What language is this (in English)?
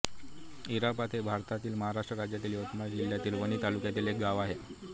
Marathi